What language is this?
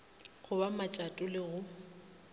Northern Sotho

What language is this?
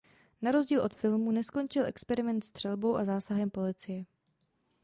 Czech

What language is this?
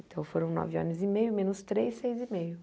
Portuguese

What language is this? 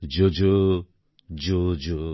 Bangla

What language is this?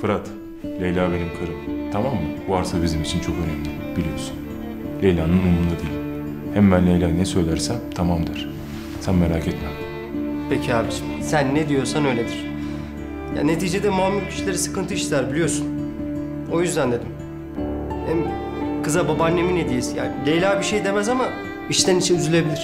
Turkish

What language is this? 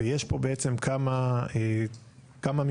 Hebrew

